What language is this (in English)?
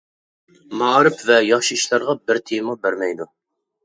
Uyghur